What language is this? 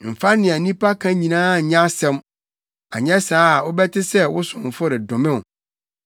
Akan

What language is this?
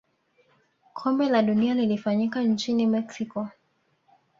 Swahili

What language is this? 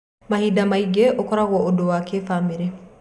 Kikuyu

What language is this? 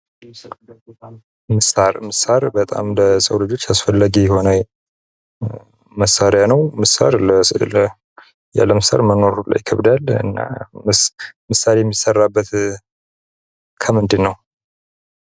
Amharic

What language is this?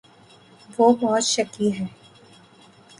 Urdu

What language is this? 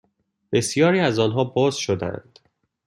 Persian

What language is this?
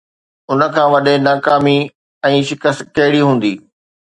Sindhi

